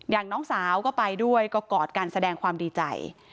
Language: Thai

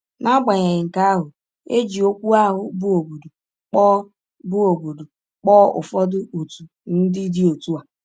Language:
Igbo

